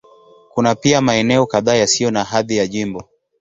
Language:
Swahili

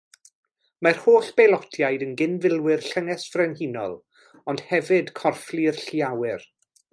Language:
Welsh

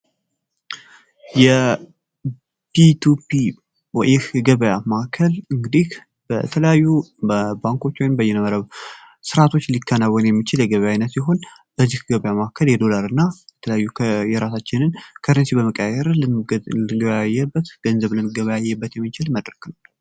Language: Amharic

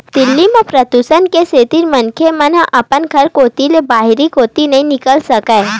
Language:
Chhattisgarhi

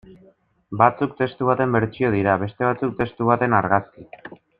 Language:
Basque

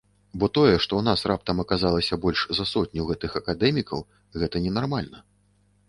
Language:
Belarusian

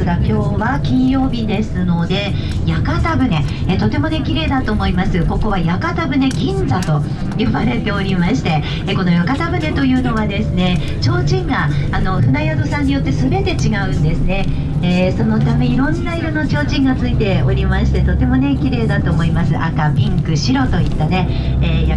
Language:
Japanese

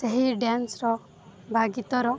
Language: Odia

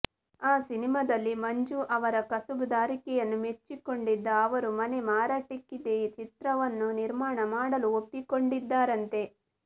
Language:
Kannada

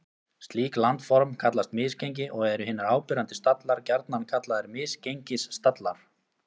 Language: Icelandic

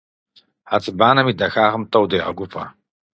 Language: Kabardian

